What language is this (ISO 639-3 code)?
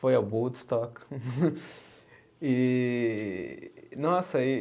por